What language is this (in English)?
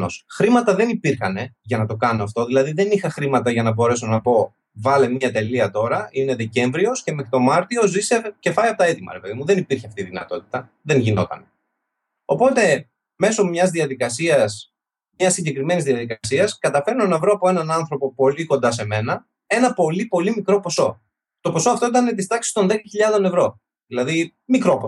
Greek